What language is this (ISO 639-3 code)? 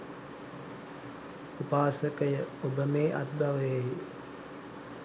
sin